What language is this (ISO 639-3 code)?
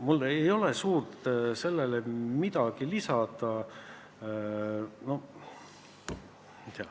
est